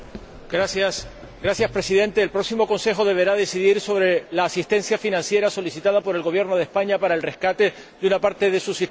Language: Spanish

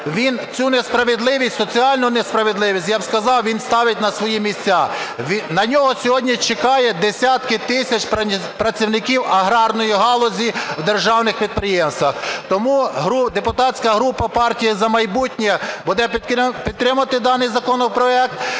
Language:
Ukrainian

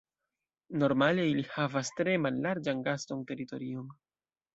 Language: Esperanto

